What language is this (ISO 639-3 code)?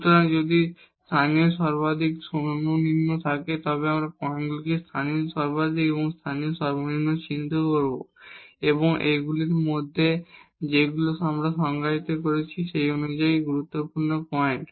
ben